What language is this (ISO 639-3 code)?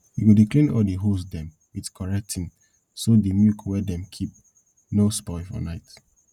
pcm